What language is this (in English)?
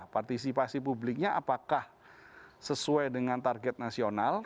Indonesian